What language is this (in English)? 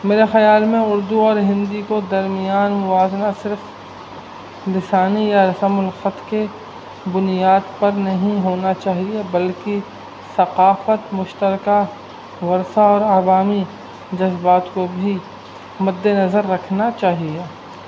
Urdu